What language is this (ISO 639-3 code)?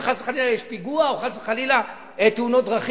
heb